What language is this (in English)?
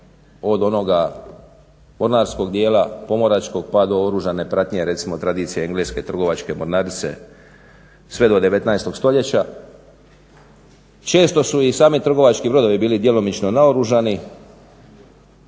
Croatian